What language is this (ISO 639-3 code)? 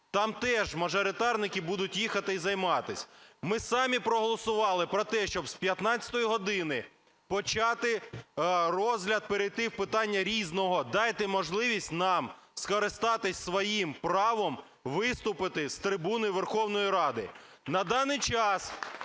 ukr